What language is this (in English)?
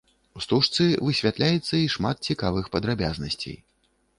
Belarusian